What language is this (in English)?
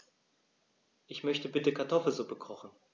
German